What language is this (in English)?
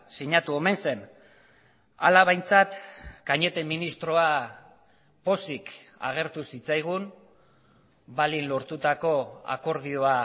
Basque